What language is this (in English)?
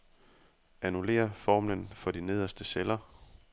Danish